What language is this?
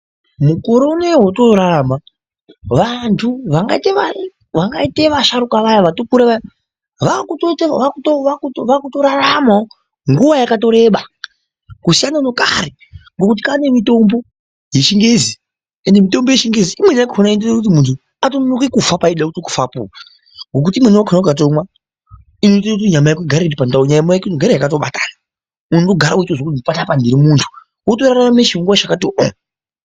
Ndau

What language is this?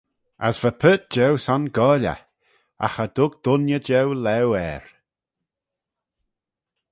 Manx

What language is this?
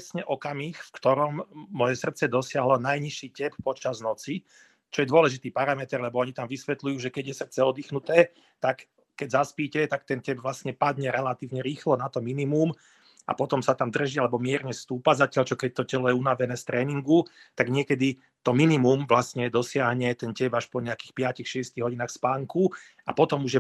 Slovak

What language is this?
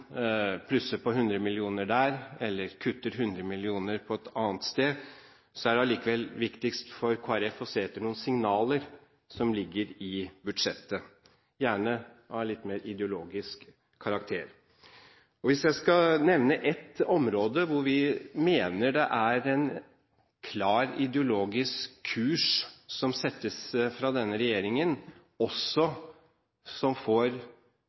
Norwegian Bokmål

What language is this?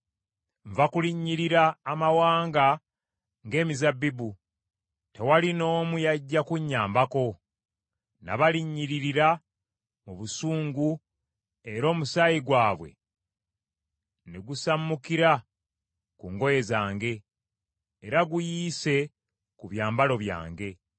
Ganda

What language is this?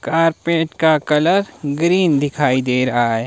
Hindi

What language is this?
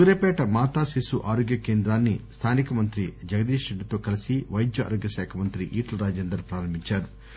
Telugu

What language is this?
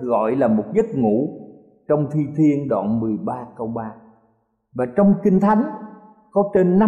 Vietnamese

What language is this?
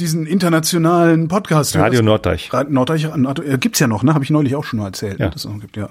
German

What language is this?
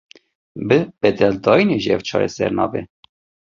Kurdish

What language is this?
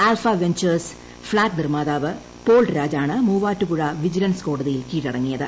Malayalam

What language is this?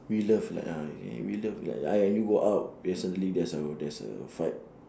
English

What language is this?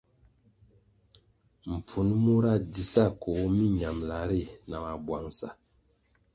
Kwasio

